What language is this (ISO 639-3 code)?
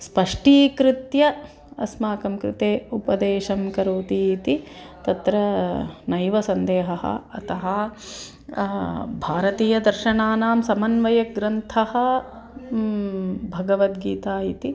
san